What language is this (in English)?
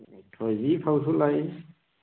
Manipuri